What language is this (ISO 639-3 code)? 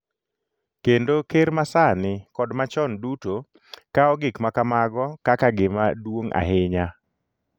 luo